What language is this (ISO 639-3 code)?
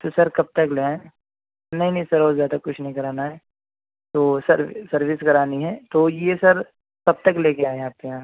urd